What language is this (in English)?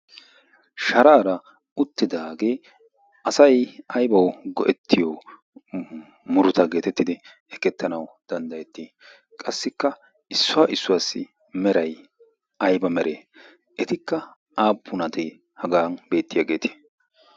Wolaytta